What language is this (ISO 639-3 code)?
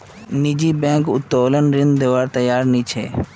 mag